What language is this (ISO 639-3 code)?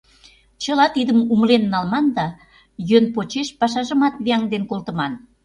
chm